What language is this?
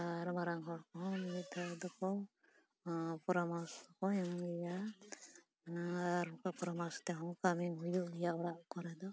Santali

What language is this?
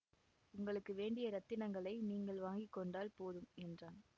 Tamil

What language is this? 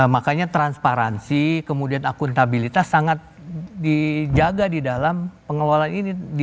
Indonesian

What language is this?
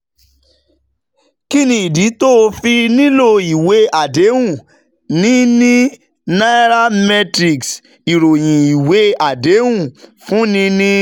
Yoruba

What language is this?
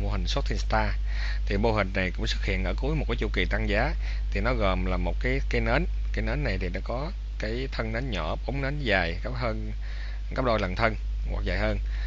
Vietnamese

